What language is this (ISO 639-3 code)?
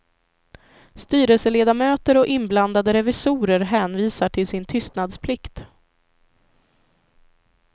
swe